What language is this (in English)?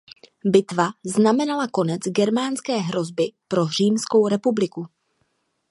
Czech